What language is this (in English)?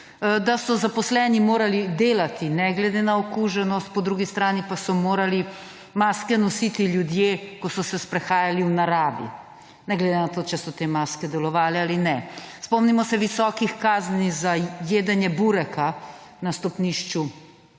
Slovenian